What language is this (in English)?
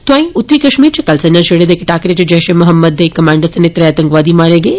Dogri